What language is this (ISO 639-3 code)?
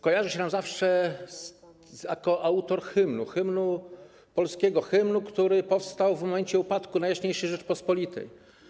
pol